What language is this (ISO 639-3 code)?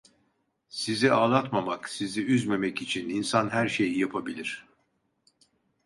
tur